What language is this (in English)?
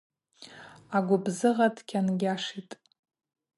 Abaza